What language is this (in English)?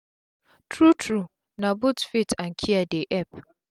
Nigerian Pidgin